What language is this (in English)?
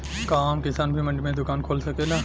Bhojpuri